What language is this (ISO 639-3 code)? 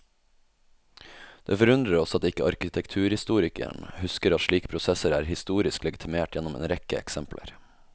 nor